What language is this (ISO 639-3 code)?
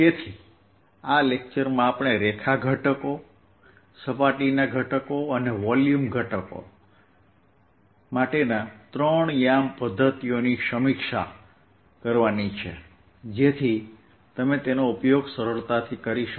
guj